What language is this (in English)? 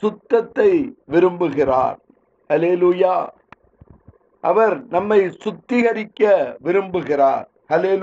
Tamil